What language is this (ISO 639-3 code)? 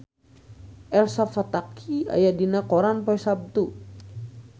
sun